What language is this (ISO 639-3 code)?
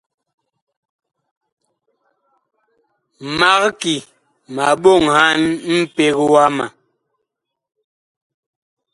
bkh